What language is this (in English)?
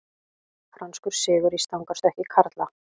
Icelandic